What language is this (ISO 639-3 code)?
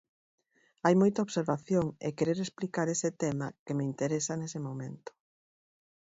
glg